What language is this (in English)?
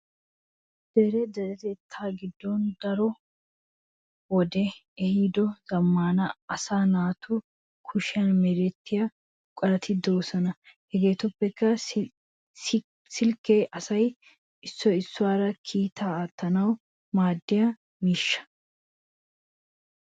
Wolaytta